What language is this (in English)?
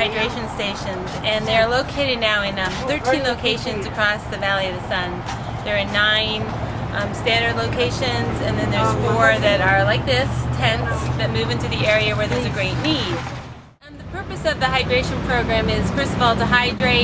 English